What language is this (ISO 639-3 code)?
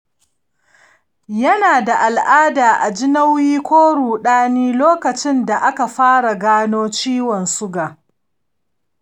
hau